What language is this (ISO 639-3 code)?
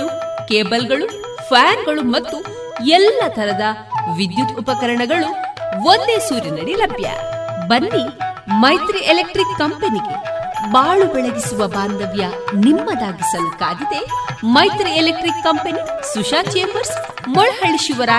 kan